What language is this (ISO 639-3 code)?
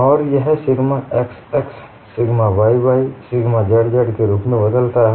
hin